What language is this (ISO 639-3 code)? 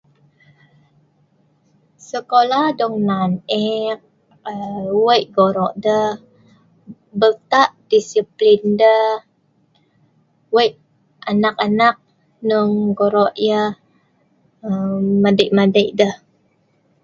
snv